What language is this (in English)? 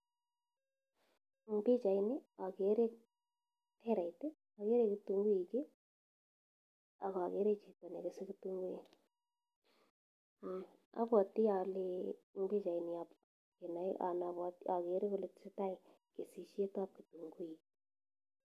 Kalenjin